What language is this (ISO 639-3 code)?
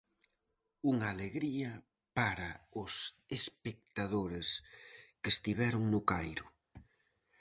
glg